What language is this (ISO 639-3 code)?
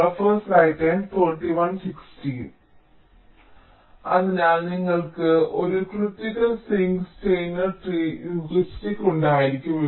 mal